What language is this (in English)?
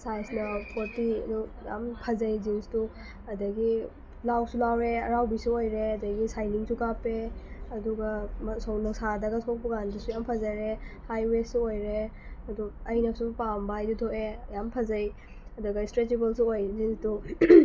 Manipuri